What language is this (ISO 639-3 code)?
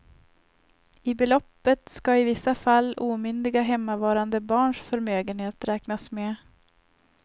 swe